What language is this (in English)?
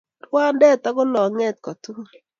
Kalenjin